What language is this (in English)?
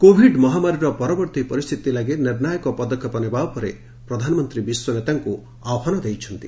Odia